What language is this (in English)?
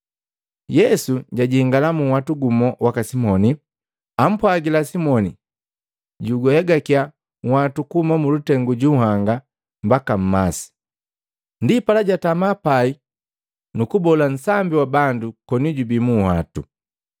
Matengo